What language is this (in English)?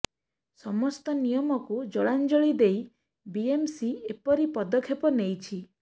Odia